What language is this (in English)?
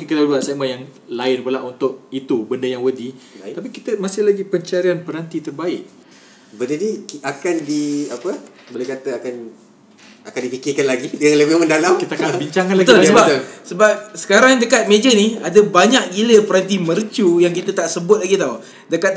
Malay